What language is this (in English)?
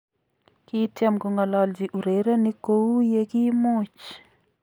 Kalenjin